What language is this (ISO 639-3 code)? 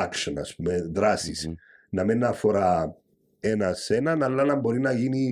ell